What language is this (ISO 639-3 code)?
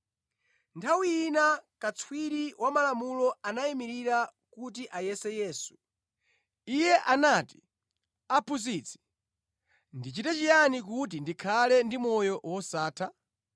nya